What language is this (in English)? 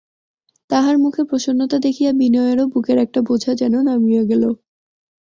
Bangla